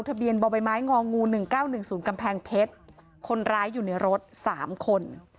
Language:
Thai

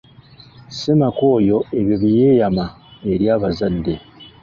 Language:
Ganda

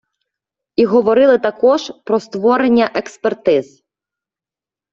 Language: Ukrainian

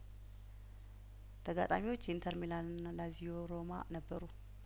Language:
Amharic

